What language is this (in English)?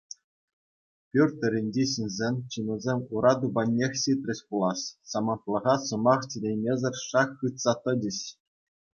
Chuvash